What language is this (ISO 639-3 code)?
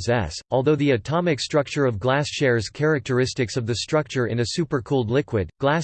eng